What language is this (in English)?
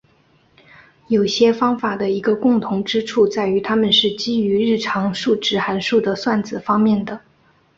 Chinese